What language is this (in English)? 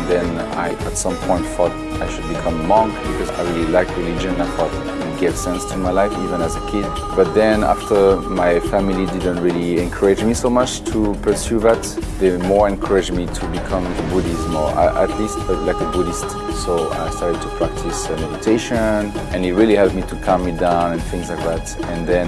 English